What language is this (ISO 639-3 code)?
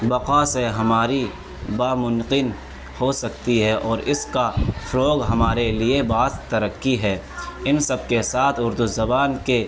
urd